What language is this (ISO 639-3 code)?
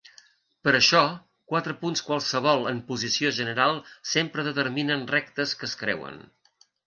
cat